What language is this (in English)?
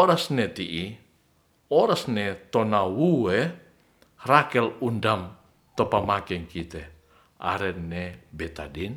Ratahan